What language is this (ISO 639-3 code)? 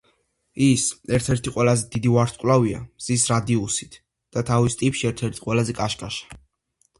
kat